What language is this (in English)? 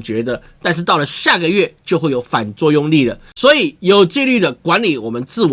Chinese